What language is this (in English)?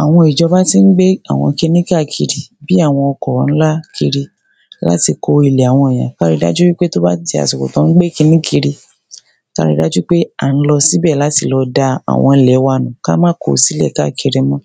Yoruba